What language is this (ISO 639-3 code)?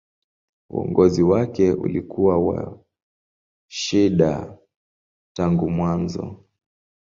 swa